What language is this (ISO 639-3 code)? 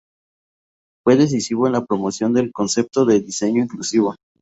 spa